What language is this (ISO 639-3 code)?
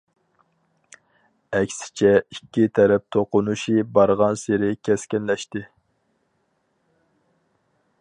uig